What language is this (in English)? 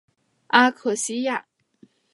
Chinese